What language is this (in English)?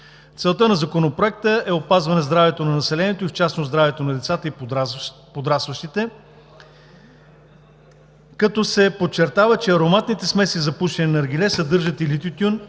Bulgarian